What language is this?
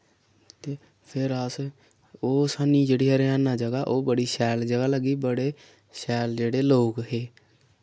Dogri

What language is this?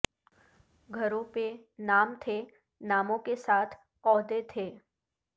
Urdu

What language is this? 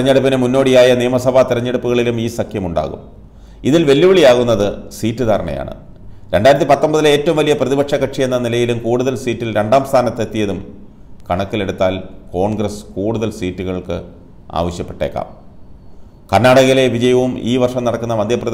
Arabic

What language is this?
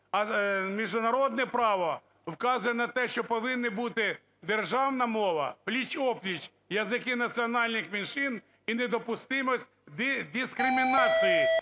Ukrainian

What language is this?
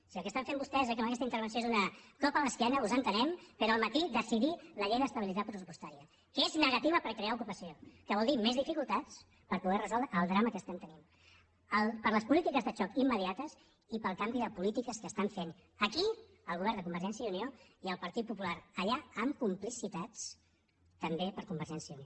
Catalan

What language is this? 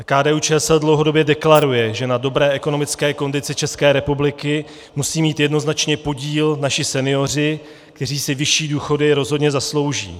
Czech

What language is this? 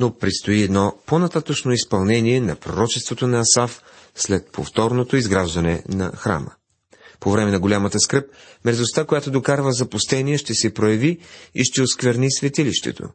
Bulgarian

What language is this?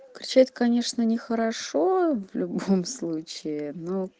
Russian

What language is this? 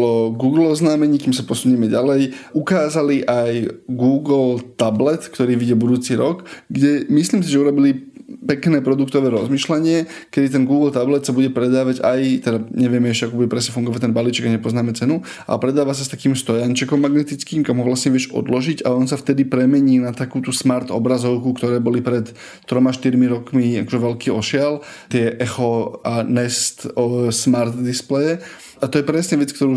Slovak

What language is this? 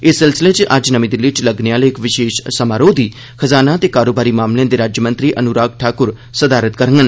Dogri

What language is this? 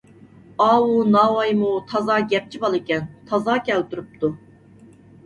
Uyghur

